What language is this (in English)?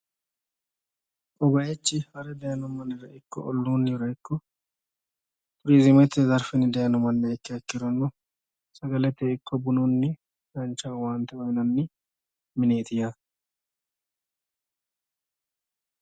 Sidamo